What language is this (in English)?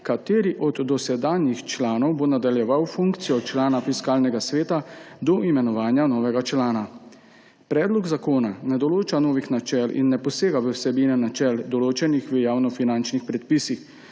Slovenian